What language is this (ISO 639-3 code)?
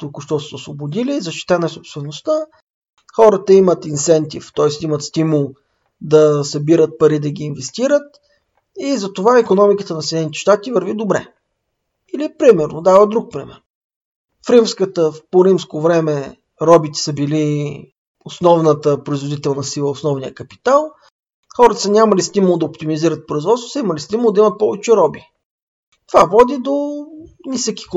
bul